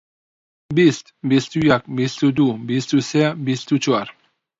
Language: Central Kurdish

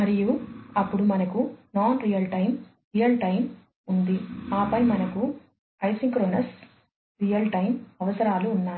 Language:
Telugu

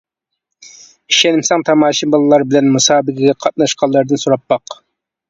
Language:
Uyghur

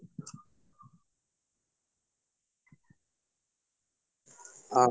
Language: Assamese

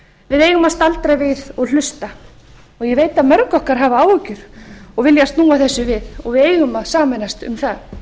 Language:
Icelandic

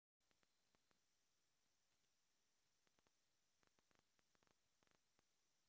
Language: Russian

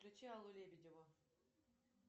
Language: Russian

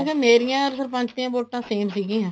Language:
Punjabi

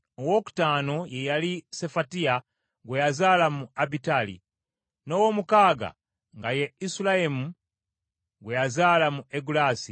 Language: Ganda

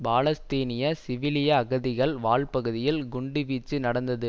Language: Tamil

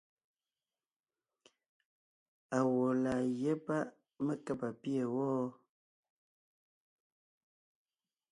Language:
Ngiemboon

